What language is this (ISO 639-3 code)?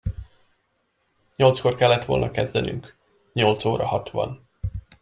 hun